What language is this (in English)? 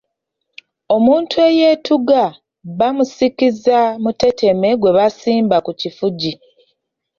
Ganda